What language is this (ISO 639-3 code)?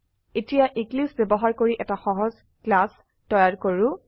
asm